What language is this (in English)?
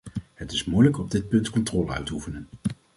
Dutch